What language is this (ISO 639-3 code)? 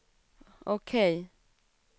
swe